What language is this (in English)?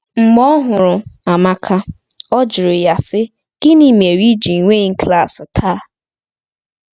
Igbo